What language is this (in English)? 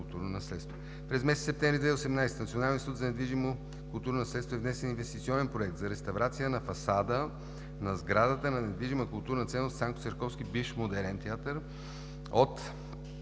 Bulgarian